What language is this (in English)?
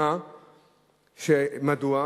Hebrew